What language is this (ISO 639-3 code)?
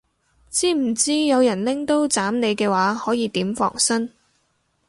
yue